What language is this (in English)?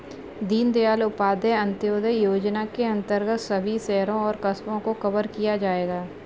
Hindi